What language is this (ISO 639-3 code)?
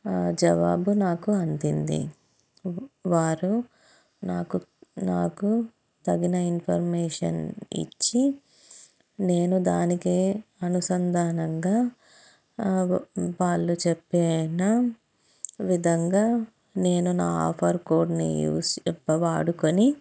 tel